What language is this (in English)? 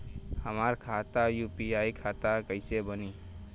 Bhojpuri